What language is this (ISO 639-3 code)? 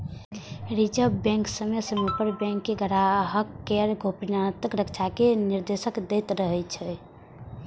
mai